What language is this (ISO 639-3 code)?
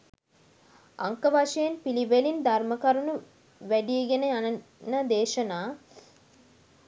sin